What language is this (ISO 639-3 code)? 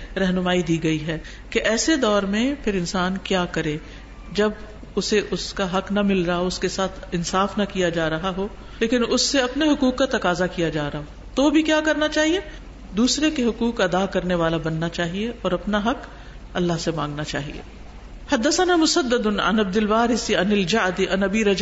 ara